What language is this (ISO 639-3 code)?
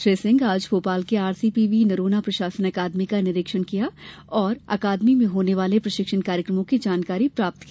hin